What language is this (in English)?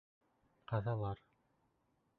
Bashkir